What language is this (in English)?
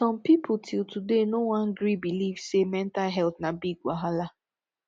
Nigerian Pidgin